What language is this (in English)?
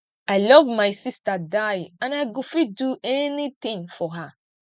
Nigerian Pidgin